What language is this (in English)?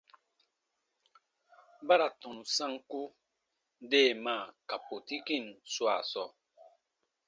Baatonum